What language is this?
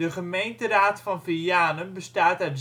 Dutch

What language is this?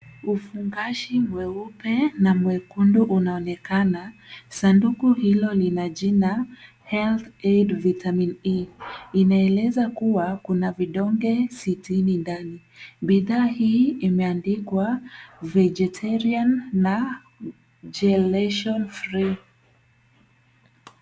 Swahili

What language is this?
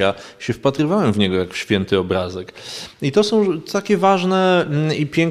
Polish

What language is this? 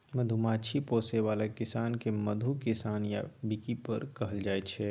Maithili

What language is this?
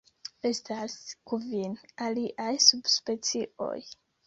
Esperanto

